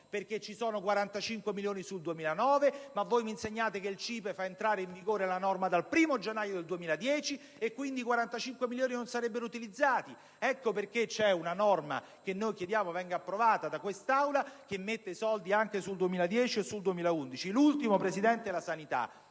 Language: Italian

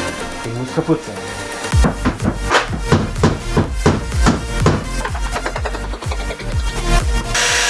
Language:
German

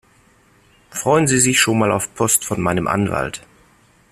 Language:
German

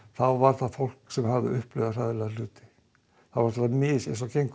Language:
Icelandic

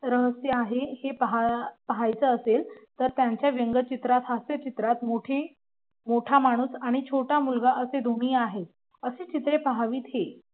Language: Marathi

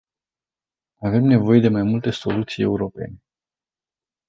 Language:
Romanian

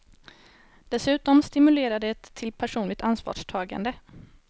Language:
Swedish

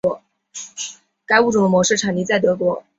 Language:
Chinese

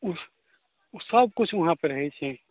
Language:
Maithili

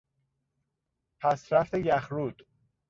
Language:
Persian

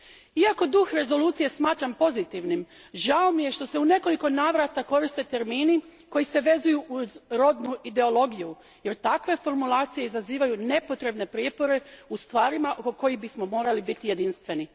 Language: Croatian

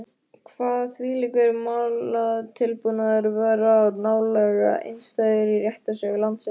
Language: Icelandic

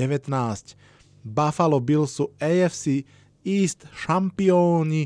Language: Slovak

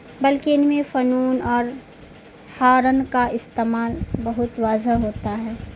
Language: Urdu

